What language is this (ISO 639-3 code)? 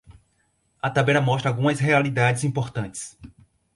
por